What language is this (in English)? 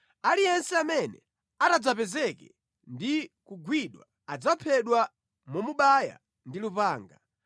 Nyanja